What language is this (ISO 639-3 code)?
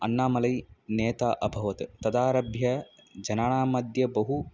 san